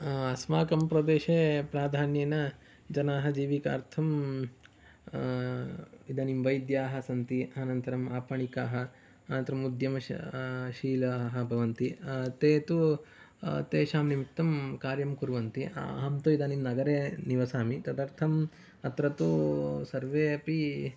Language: Sanskrit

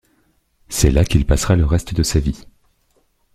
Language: French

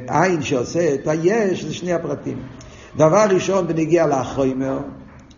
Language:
Hebrew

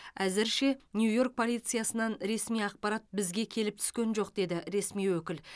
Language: Kazakh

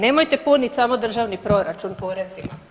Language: Croatian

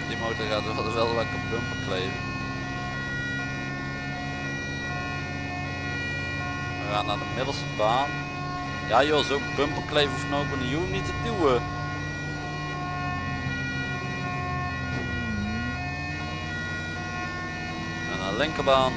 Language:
Dutch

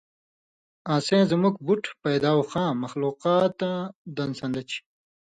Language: Indus Kohistani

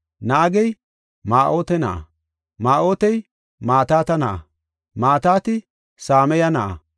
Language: Gofa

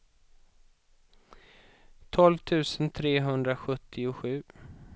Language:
Swedish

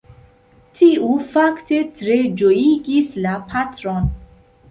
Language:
Esperanto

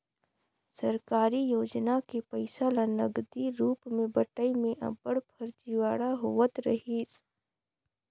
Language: Chhattisgarhi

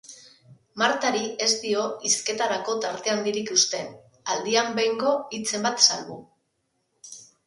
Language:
Basque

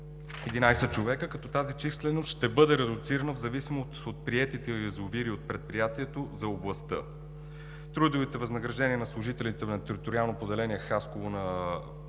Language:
Bulgarian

